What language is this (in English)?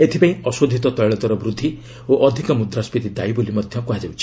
Odia